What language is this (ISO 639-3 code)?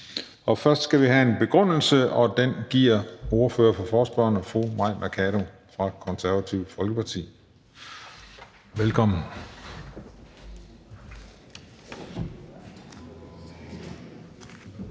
dan